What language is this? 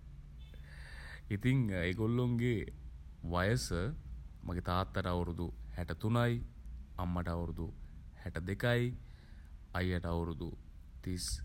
Sinhala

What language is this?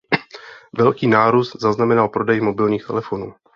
Czech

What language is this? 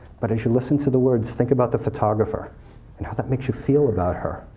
English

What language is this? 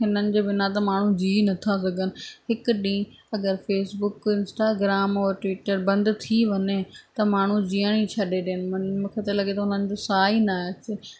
Sindhi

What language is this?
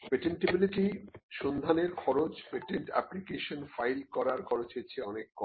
Bangla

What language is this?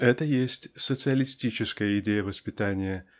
Russian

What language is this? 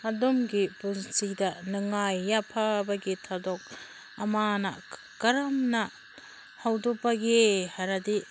Manipuri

